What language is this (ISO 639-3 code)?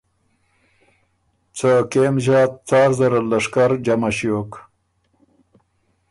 oru